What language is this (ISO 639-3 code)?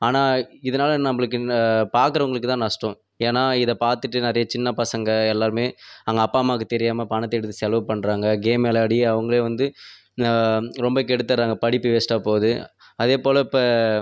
tam